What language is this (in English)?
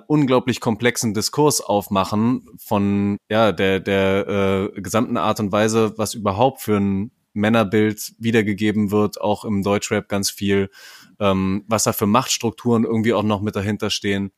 German